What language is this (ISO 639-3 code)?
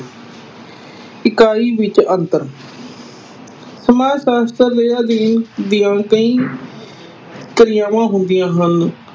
pan